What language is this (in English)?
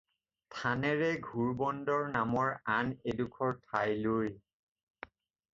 Assamese